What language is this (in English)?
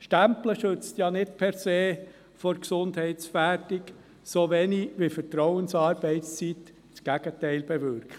Swiss German